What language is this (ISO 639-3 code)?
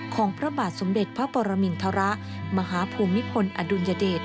tha